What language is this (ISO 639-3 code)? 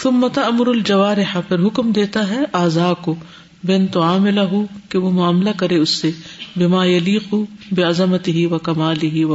urd